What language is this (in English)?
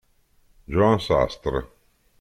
Italian